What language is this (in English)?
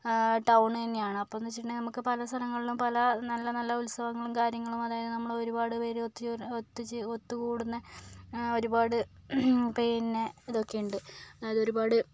Malayalam